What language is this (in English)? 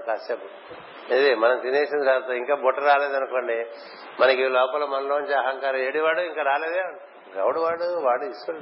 Telugu